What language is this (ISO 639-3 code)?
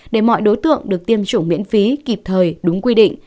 vie